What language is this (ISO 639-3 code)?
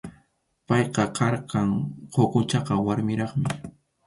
qxu